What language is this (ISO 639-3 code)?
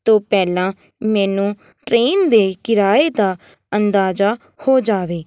pan